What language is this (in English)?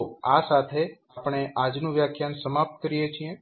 Gujarati